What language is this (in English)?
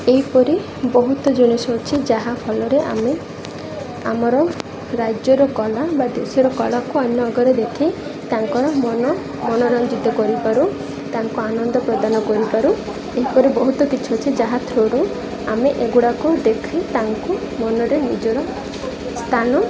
Odia